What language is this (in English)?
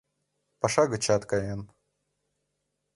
Mari